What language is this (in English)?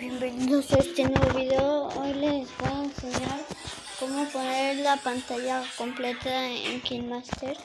Spanish